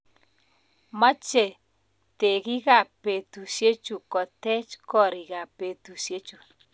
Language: Kalenjin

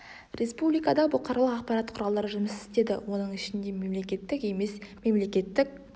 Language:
Kazakh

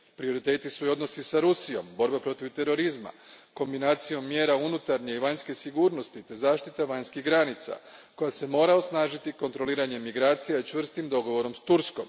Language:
Croatian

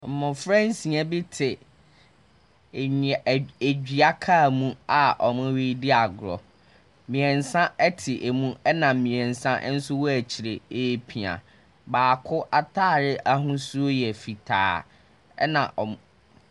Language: Akan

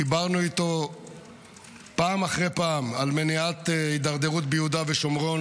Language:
Hebrew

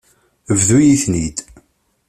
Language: Kabyle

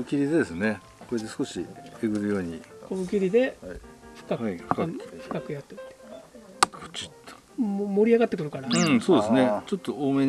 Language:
Japanese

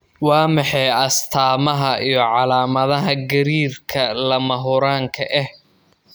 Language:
Somali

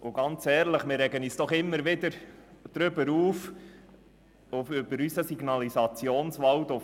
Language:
Swiss German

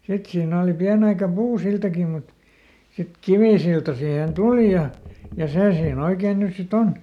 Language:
Finnish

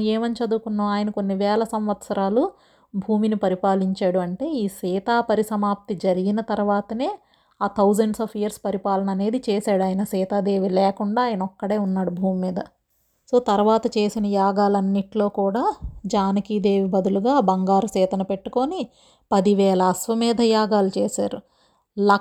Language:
Telugu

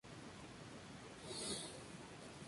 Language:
Spanish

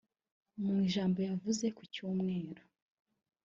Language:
Kinyarwanda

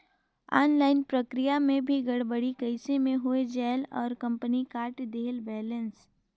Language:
Chhattisgarhi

